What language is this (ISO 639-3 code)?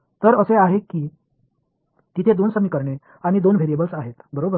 mar